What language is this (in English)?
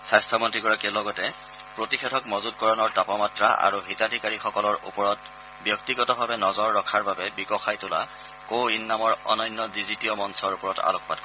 Assamese